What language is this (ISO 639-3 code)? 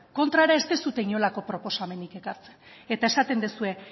eus